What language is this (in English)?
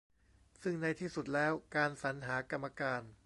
Thai